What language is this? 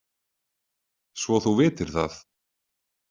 Icelandic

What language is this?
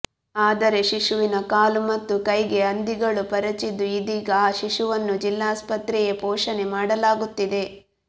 Kannada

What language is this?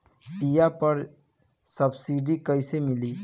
Bhojpuri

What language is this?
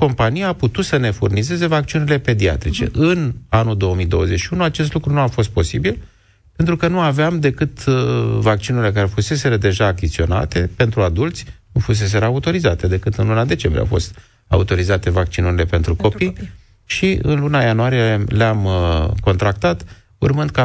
Romanian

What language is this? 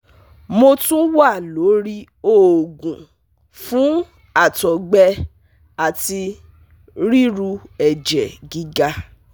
Yoruba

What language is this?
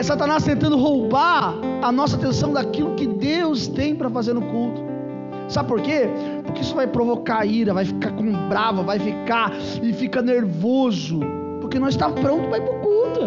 Portuguese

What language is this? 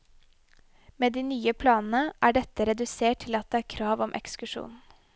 Norwegian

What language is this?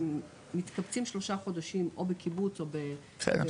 Hebrew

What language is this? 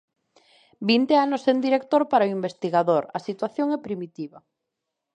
Galician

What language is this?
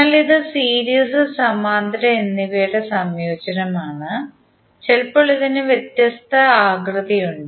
Malayalam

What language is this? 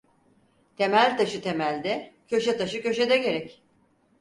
Turkish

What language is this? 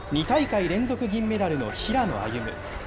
Japanese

